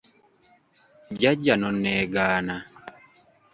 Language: Ganda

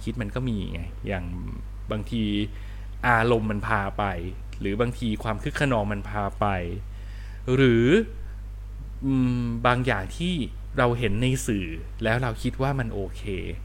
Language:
Thai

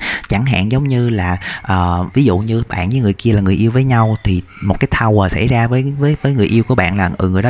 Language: Vietnamese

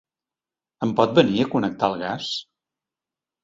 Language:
Catalan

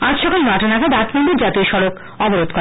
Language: Bangla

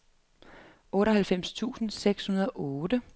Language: Danish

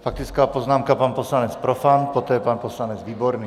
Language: Czech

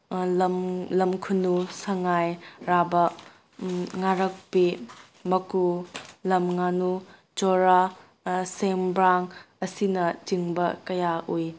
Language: Manipuri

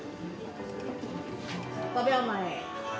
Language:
Japanese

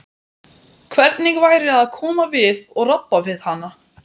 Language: Icelandic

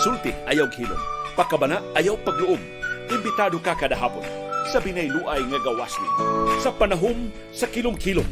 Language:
Filipino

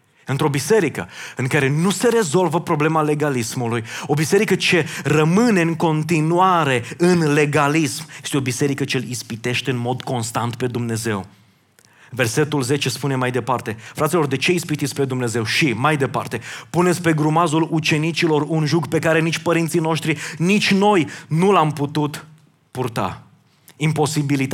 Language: Romanian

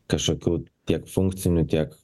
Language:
Lithuanian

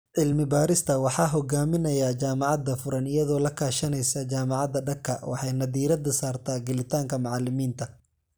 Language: Somali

